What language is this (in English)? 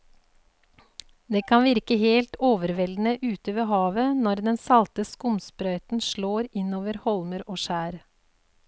Norwegian